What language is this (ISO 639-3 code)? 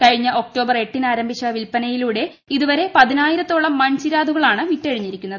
mal